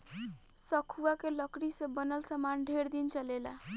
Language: Bhojpuri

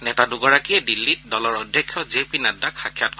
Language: Assamese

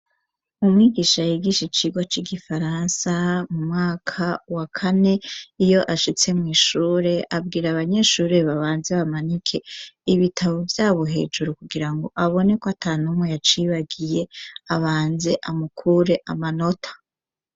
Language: Rundi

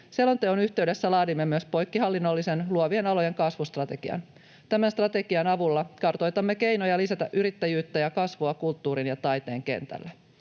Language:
Finnish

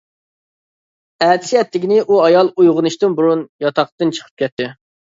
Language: Uyghur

